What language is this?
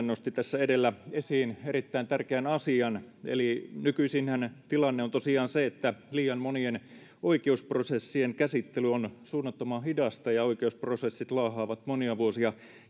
Finnish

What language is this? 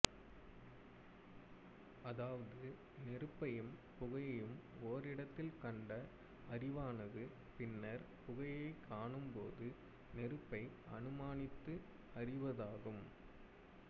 Tamil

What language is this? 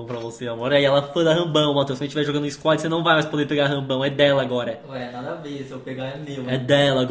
Portuguese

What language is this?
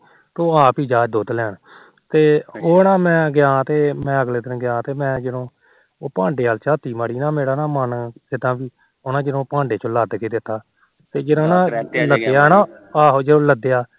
Punjabi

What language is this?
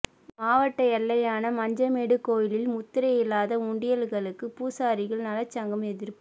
Tamil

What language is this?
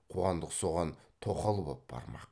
Kazakh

